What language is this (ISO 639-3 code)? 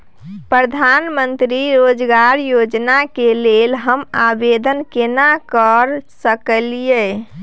mai